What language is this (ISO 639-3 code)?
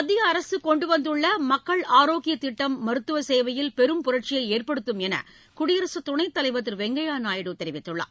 tam